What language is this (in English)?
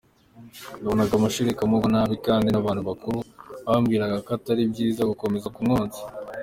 Kinyarwanda